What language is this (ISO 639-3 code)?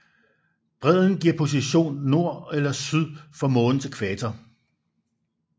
dan